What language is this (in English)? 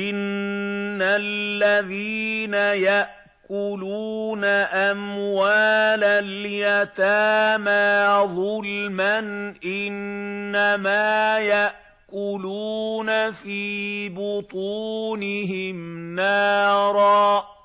Arabic